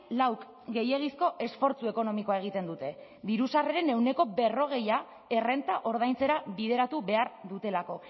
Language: Basque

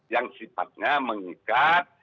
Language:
Indonesian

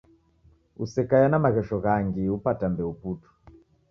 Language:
Taita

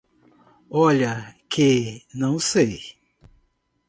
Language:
Portuguese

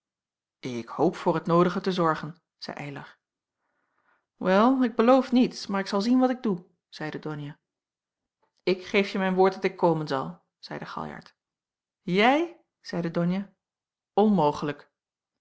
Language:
Dutch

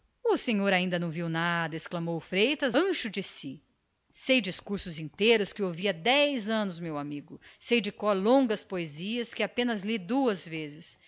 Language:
Portuguese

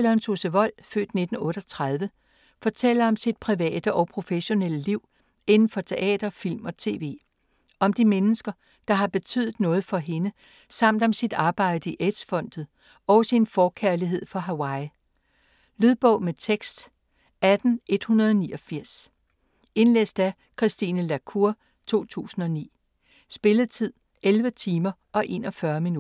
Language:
Danish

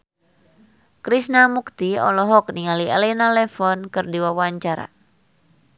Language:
Sundanese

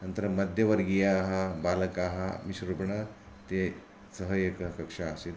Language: Sanskrit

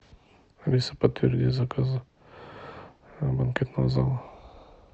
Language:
Russian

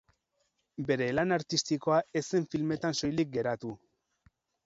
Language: Basque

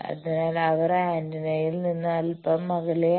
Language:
Malayalam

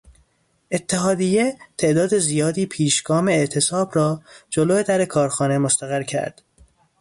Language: Persian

